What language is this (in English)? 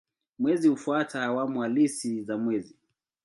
Swahili